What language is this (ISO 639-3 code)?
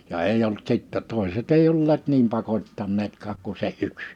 fin